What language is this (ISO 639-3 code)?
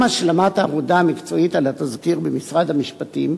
heb